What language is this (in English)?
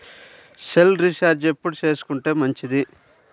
Telugu